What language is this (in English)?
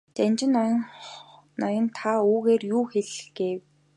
Mongolian